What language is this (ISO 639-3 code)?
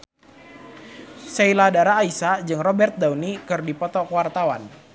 sun